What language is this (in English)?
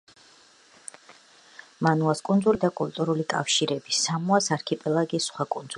Georgian